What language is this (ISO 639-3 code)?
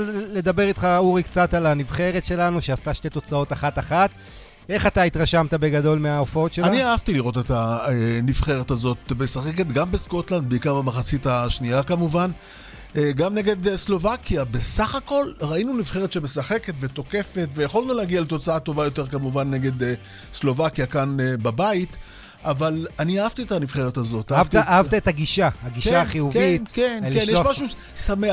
heb